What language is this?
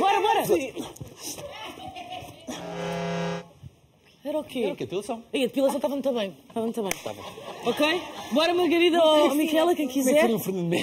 Portuguese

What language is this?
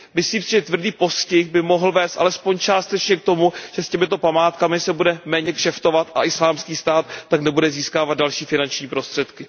Czech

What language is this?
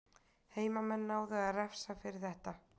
Icelandic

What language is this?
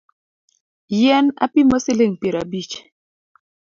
Luo (Kenya and Tanzania)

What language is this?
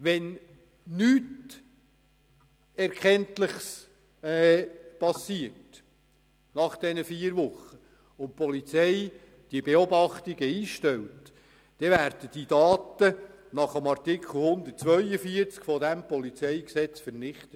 Swiss German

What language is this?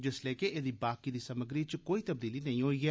Dogri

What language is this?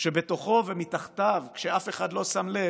Hebrew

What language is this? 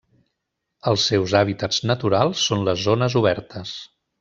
Catalan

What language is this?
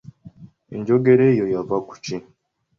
Ganda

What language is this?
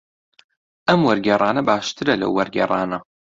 Central Kurdish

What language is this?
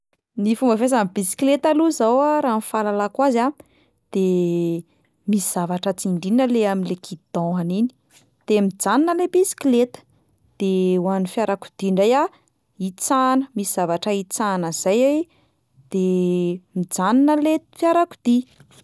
Malagasy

